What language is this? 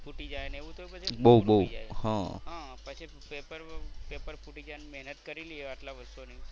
Gujarati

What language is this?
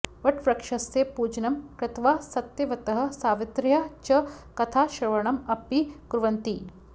Sanskrit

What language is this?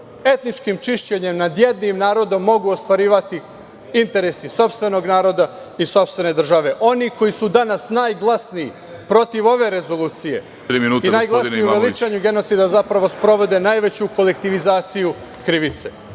Serbian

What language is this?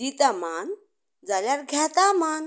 Konkani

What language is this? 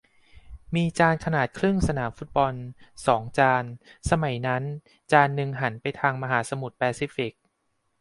Thai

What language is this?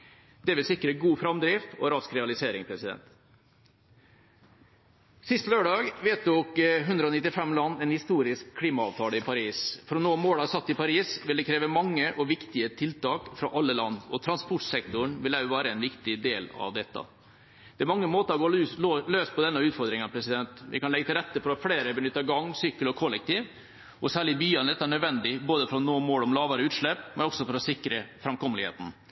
Norwegian Bokmål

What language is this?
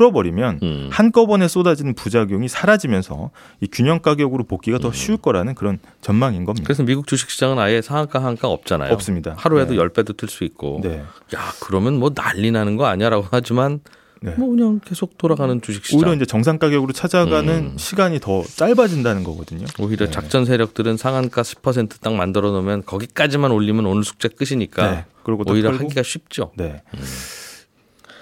Korean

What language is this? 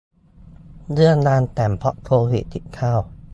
Thai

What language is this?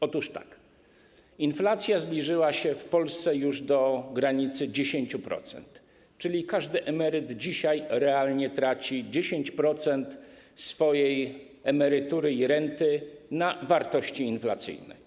Polish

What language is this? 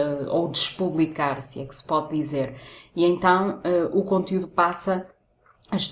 Portuguese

